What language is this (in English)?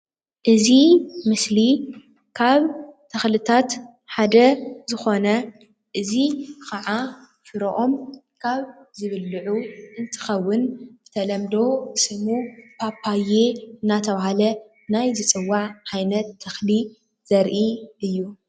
Tigrinya